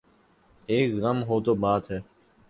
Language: Urdu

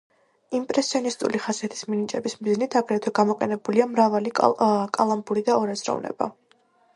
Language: Georgian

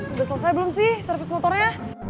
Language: Indonesian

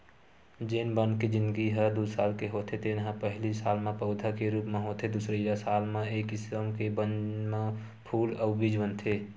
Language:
Chhattisgarhi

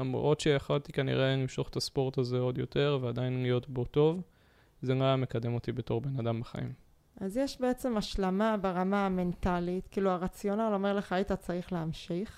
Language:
Hebrew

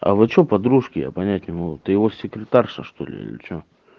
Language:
Russian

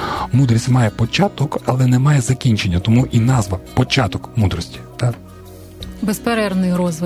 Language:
Ukrainian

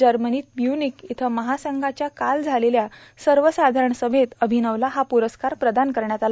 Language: Marathi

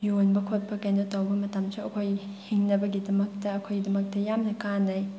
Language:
Manipuri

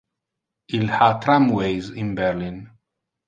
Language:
Interlingua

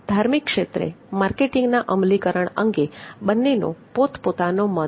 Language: Gujarati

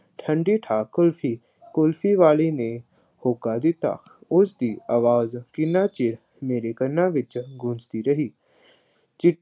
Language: Punjabi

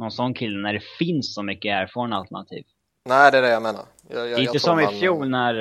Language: Swedish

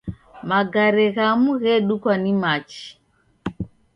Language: Taita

